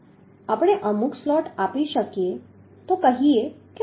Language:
Gujarati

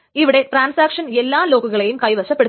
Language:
Malayalam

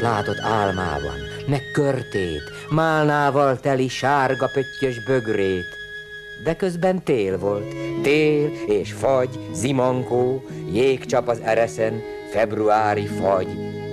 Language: Hungarian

